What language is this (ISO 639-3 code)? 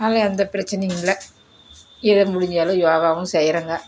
tam